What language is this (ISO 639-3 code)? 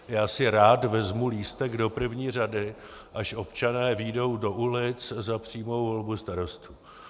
ces